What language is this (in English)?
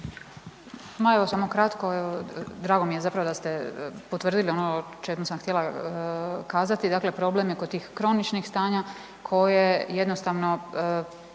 Croatian